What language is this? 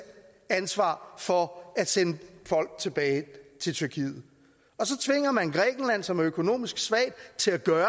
Danish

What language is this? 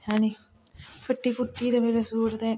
Dogri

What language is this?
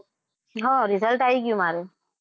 Gujarati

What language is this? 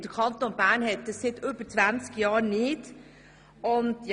Swiss German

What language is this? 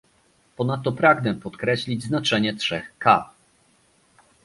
Polish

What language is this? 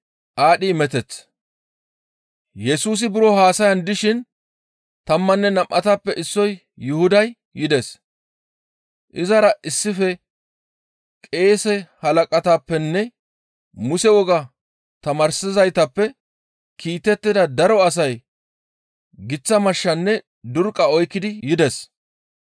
Gamo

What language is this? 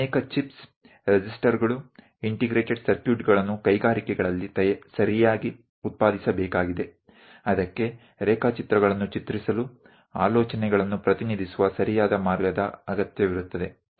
Kannada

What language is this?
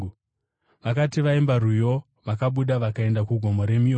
Shona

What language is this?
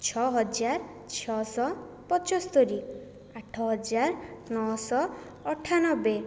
Odia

